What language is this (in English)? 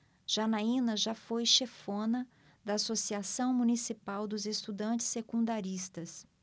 Portuguese